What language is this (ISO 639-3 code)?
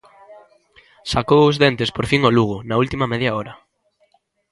glg